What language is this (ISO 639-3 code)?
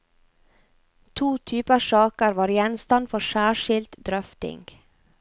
nor